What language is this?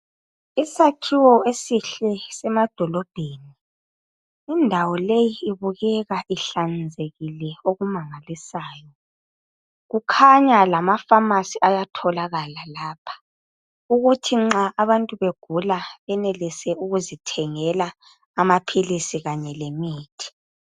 North Ndebele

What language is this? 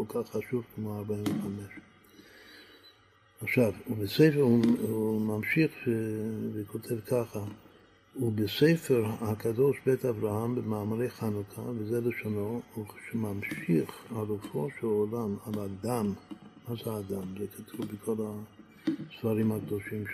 Hebrew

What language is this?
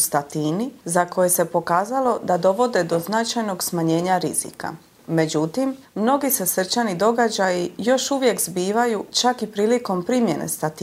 Croatian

